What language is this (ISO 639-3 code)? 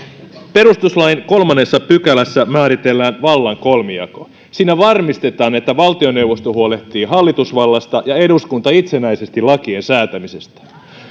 fin